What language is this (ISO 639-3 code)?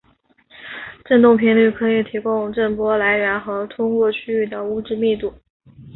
zho